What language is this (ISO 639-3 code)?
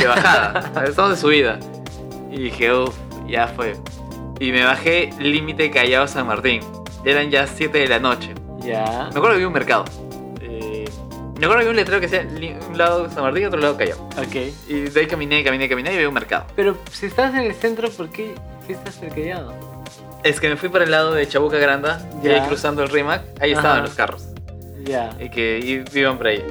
spa